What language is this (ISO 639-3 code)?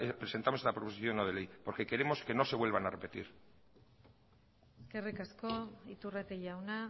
spa